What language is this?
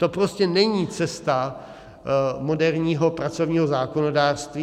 Czech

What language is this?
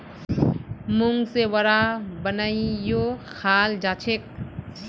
Magahi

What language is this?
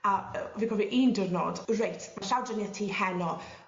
Welsh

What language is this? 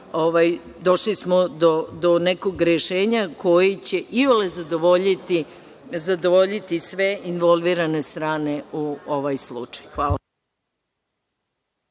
Serbian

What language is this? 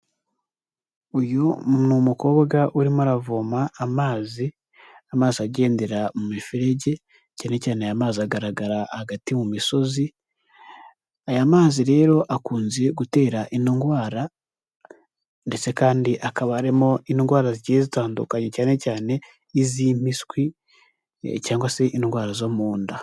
Kinyarwanda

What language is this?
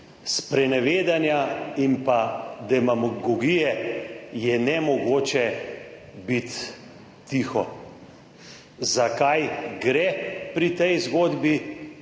Slovenian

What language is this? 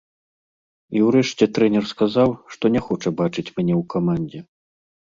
Belarusian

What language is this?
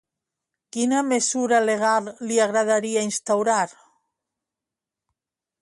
Catalan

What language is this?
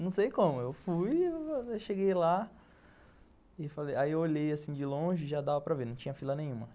Portuguese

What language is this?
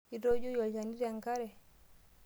Masai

